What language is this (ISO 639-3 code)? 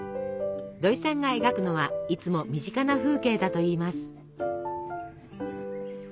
jpn